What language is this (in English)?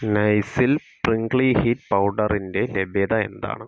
Malayalam